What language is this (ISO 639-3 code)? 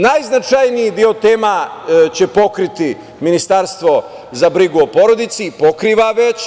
srp